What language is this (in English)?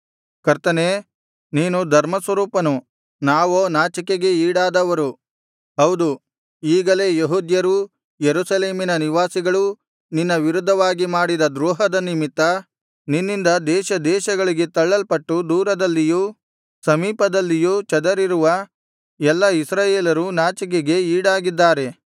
Kannada